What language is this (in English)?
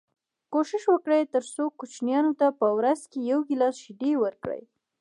Pashto